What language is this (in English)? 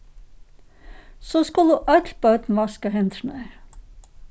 Faroese